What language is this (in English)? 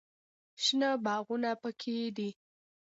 Pashto